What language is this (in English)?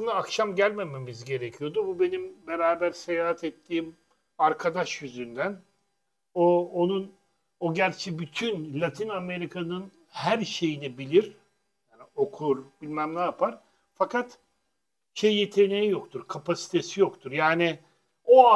Turkish